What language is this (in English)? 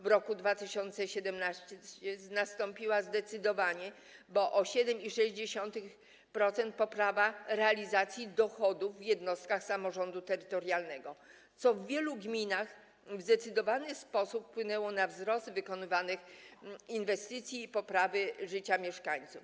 Polish